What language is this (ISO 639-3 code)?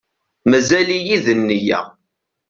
kab